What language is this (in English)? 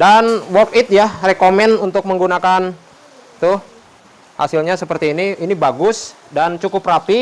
Indonesian